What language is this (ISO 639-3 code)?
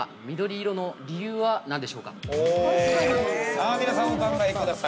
jpn